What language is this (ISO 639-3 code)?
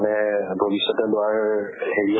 asm